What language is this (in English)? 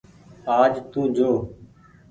Goaria